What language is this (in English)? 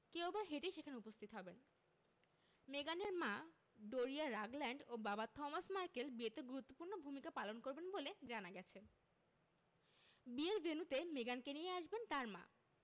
Bangla